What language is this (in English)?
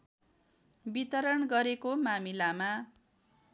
Nepali